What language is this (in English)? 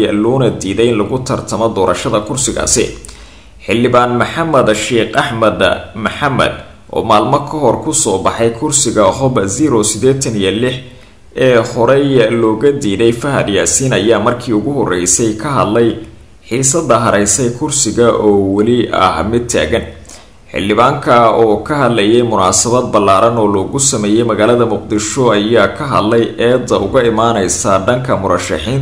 Arabic